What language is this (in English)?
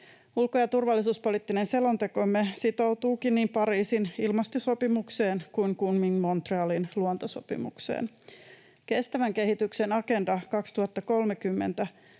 Finnish